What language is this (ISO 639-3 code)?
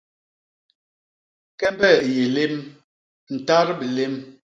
bas